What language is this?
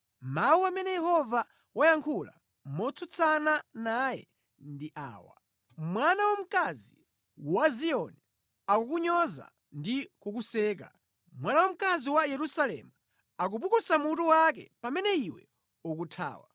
Nyanja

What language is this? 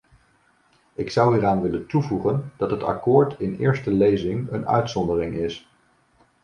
Dutch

